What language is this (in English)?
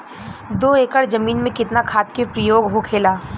Bhojpuri